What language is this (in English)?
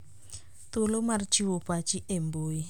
Luo (Kenya and Tanzania)